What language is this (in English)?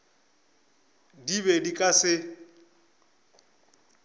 Northern Sotho